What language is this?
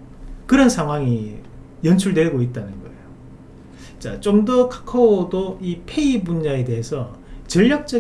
Korean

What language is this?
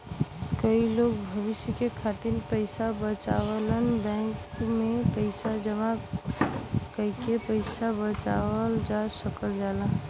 Bhojpuri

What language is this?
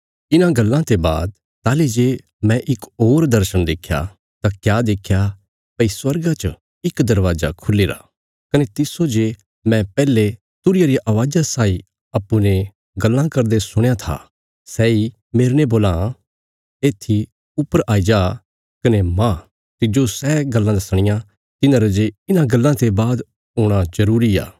Bilaspuri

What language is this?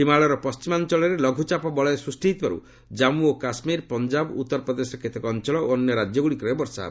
Odia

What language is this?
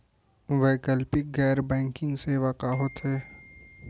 Chhattisgarhi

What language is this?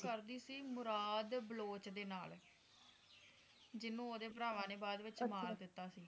Punjabi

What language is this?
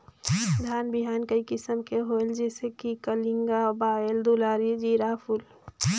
Chhattisgarhi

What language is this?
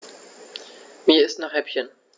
German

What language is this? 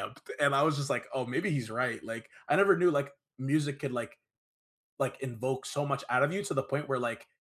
English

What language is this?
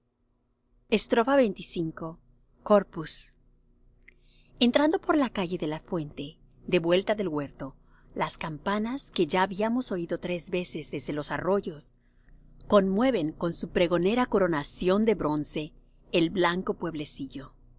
Spanish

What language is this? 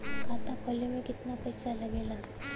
Bhojpuri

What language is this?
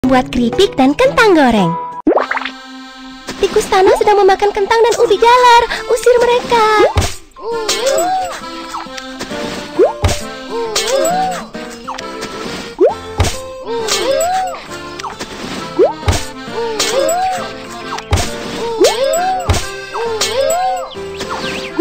Indonesian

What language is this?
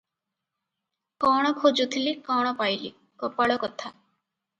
Odia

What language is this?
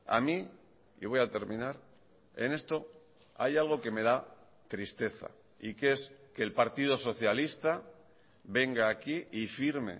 Spanish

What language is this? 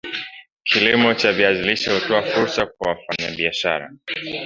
Swahili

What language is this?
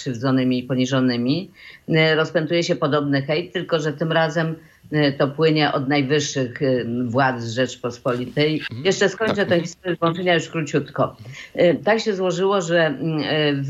Polish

